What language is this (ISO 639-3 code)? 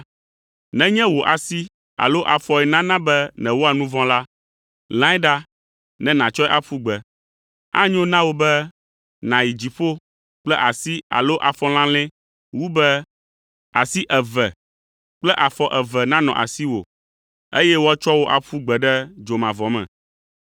ewe